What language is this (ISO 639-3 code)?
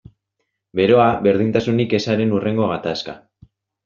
eus